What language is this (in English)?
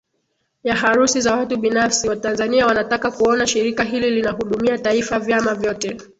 Swahili